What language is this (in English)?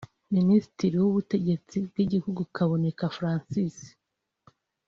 Kinyarwanda